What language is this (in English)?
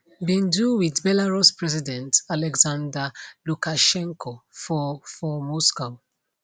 Nigerian Pidgin